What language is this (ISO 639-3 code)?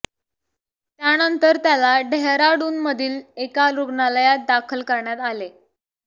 mar